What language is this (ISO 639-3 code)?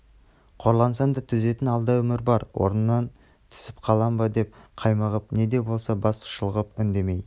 kaz